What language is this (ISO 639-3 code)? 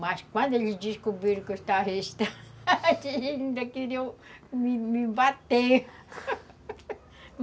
por